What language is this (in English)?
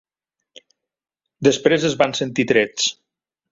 Catalan